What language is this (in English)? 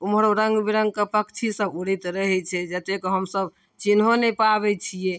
Maithili